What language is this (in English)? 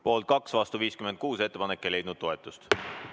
Estonian